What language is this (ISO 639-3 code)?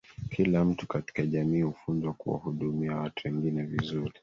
swa